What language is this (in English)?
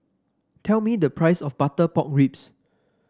English